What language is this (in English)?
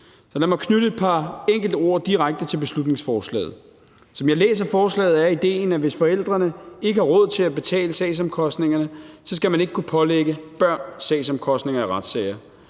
Danish